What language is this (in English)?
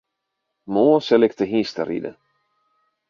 Western Frisian